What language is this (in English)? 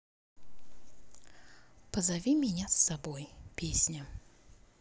Russian